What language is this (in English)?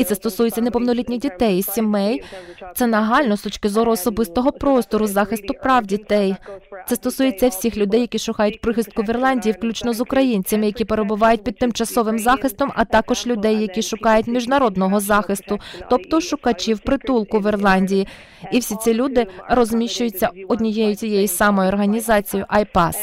Ukrainian